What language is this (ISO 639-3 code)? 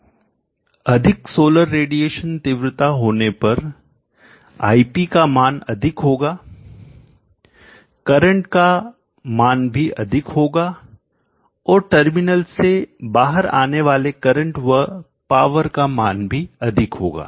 hin